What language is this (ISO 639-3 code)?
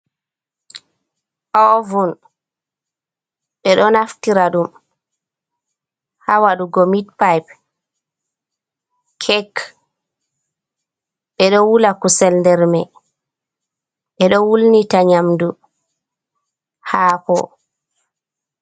ful